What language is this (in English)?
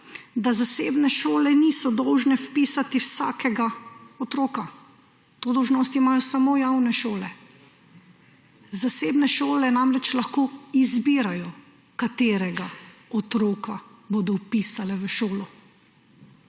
Slovenian